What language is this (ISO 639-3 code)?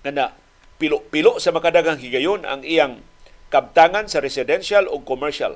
fil